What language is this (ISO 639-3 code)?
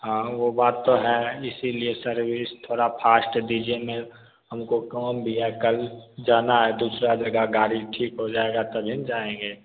hin